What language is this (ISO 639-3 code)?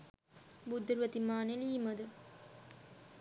sin